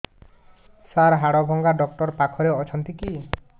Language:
Odia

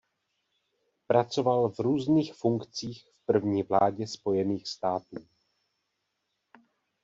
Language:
Czech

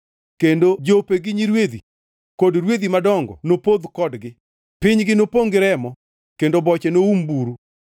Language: Luo (Kenya and Tanzania)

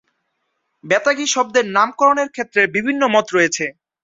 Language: Bangla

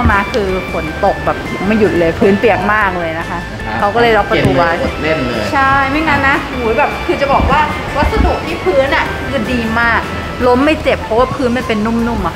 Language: Thai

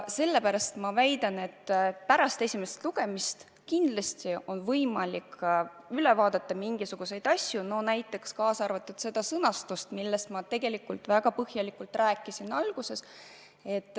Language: Estonian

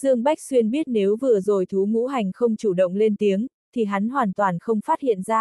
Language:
Vietnamese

